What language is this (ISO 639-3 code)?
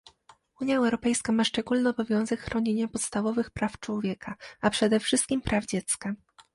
pol